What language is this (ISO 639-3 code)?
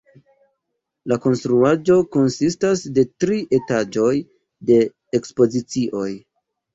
epo